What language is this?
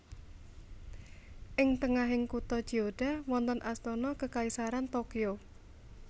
Javanese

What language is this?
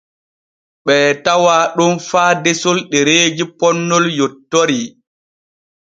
Borgu Fulfulde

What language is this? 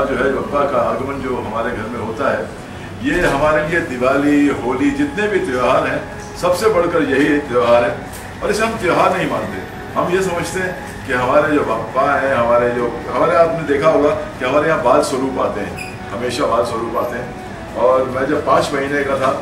Turkish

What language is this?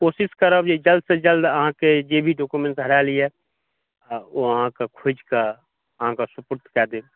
Maithili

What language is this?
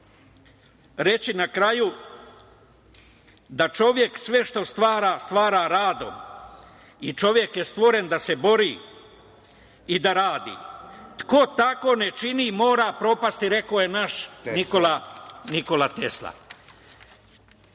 Serbian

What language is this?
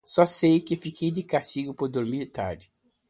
Portuguese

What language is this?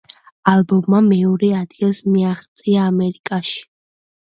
Georgian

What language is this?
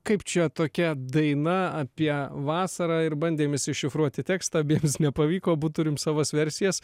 Lithuanian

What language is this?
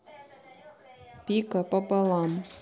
Russian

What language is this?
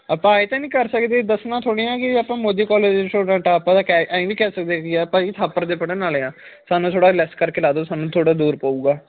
Punjabi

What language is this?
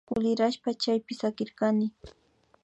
Imbabura Highland Quichua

